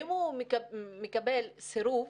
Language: Hebrew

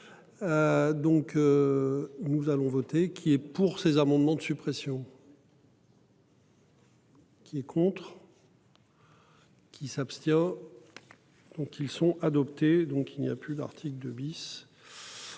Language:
French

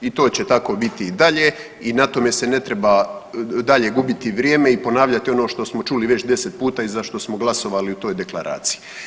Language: Croatian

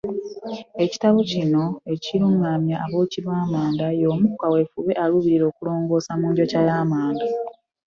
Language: Ganda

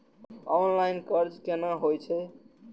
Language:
Maithili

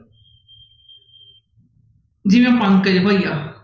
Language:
Punjabi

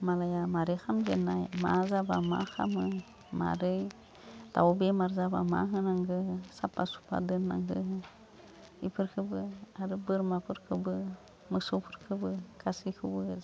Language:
Bodo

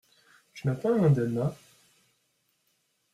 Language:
French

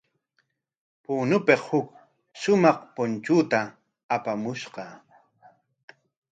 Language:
Corongo Ancash Quechua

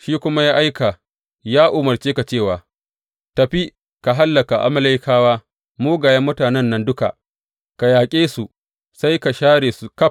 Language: Hausa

